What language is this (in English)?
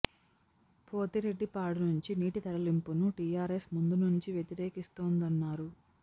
Telugu